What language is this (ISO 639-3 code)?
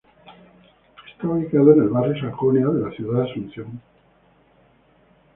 spa